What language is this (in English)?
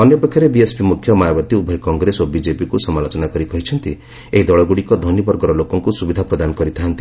Odia